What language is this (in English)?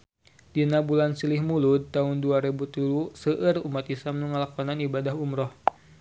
Sundanese